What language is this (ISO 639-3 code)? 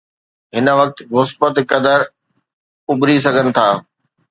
snd